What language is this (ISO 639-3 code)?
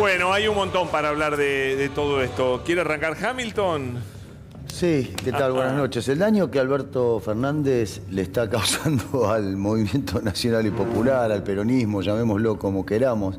spa